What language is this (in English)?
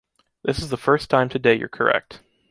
English